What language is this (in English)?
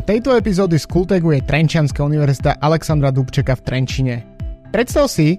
Slovak